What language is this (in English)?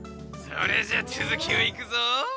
Japanese